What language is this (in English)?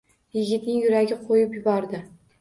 Uzbek